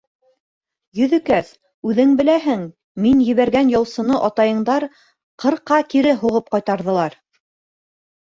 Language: Bashkir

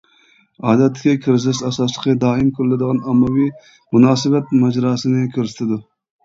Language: Uyghur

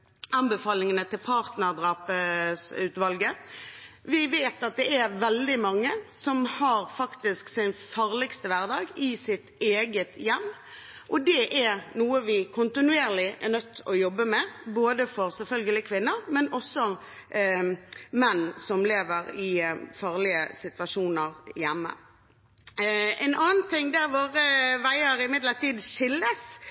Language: Norwegian Bokmål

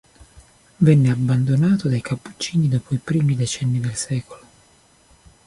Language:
Italian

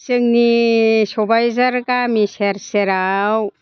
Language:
Bodo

